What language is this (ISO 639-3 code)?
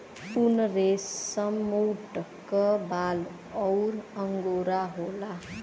bho